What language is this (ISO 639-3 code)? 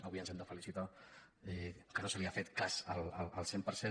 cat